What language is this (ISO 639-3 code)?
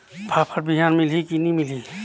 hne